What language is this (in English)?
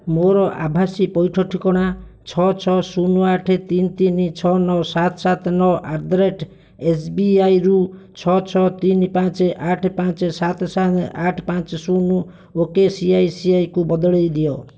Odia